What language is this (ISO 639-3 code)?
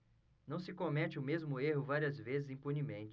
por